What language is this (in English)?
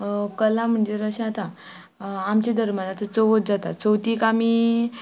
Konkani